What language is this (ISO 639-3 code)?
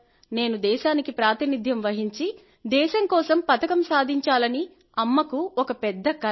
tel